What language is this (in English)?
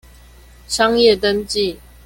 Chinese